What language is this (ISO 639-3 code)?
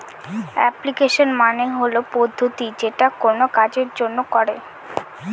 ben